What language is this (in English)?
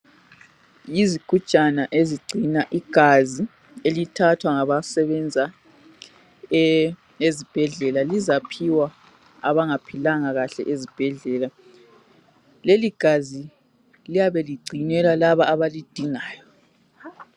North Ndebele